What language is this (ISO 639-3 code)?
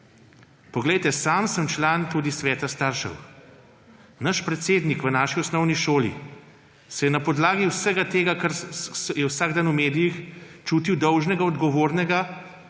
slv